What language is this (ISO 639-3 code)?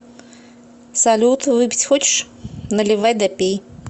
rus